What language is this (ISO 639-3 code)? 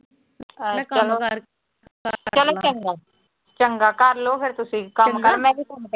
pan